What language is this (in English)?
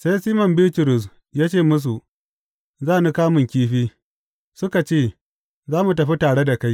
Hausa